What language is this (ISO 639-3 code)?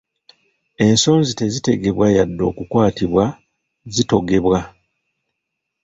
lug